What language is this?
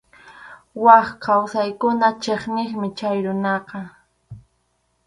Arequipa-La Unión Quechua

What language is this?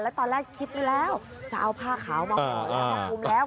Thai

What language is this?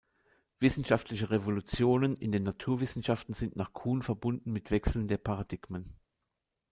German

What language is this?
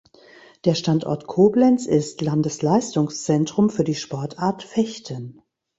German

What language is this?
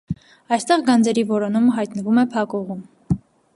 Armenian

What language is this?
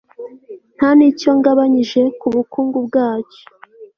Kinyarwanda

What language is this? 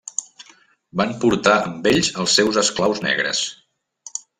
Catalan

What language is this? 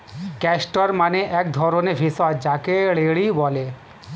Bangla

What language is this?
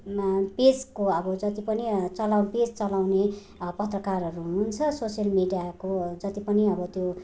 Nepali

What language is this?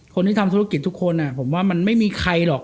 Thai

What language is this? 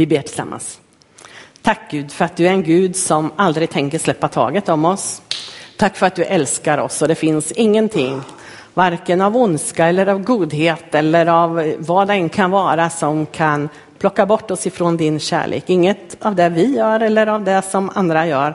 Swedish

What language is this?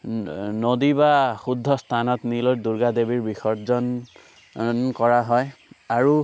Assamese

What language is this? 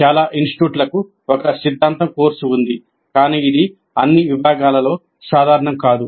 Telugu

